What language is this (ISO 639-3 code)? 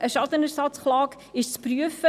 gsw